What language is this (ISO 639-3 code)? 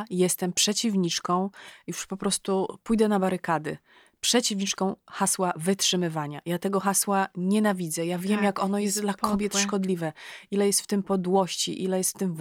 pol